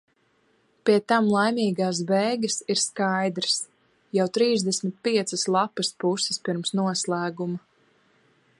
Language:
Latvian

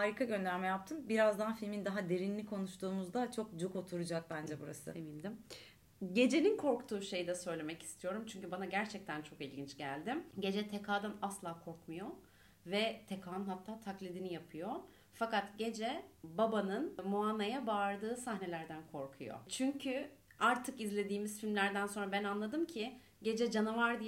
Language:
Turkish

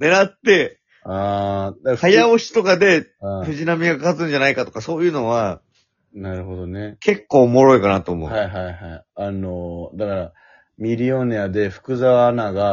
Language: Japanese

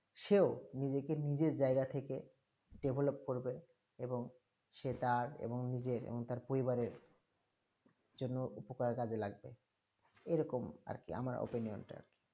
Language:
Bangla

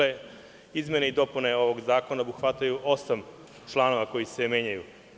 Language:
Serbian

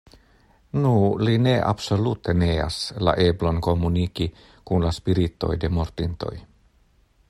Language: Esperanto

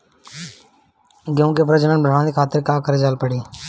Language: Bhojpuri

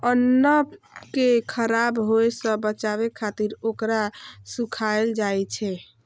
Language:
Maithili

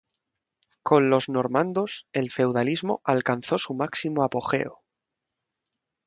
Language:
Spanish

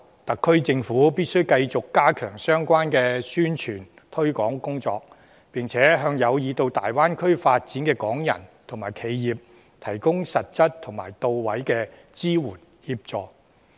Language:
Cantonese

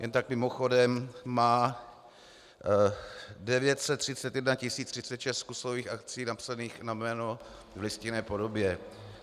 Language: Czech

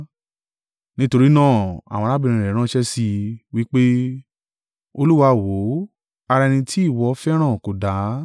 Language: Yoruba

